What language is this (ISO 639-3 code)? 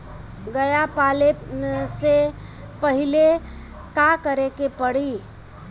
bho